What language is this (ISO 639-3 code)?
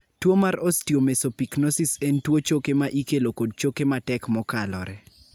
luo